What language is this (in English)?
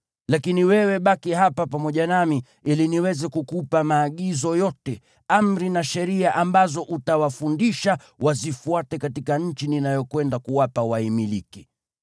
Swahili